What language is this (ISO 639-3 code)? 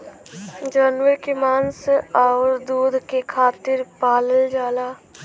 bho